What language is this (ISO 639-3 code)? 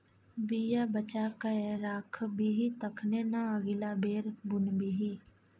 mai